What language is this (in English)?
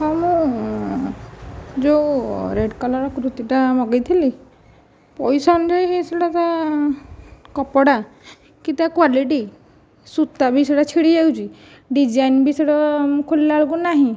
Odia